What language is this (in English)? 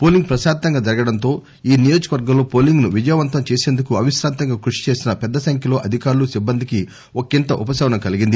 Telugu